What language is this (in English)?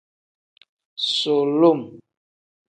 Tem